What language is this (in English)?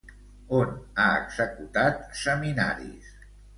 Catalan